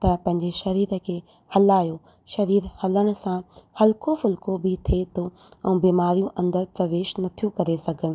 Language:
Sindhi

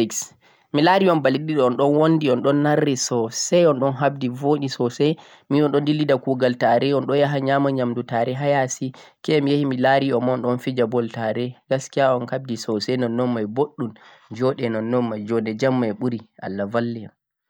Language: Central-Eastern Niger Fulfulde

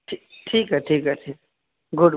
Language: Urdu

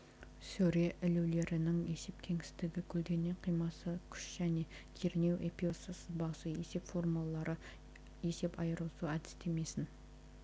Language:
Kazakh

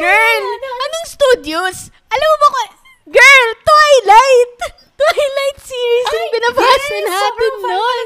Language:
Filipino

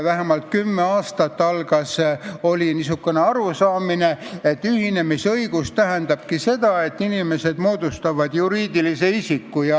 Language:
Estonian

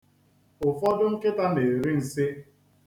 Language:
Igbo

